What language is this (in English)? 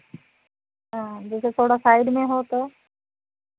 Hindi